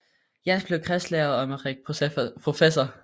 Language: Danish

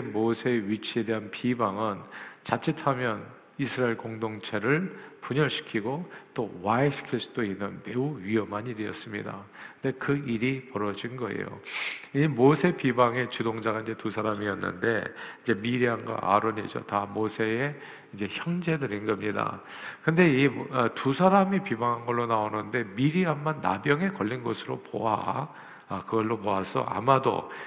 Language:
Korean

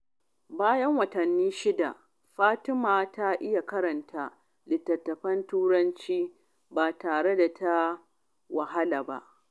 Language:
Hausa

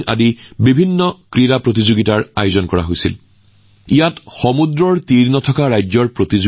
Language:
Assamese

